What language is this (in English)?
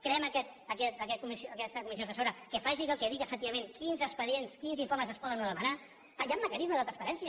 Catalan